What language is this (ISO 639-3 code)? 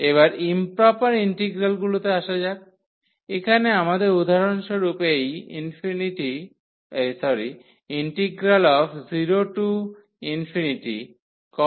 ben